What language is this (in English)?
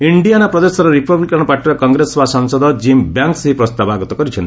Odia